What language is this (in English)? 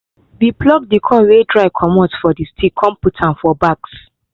Nigerian Pidgin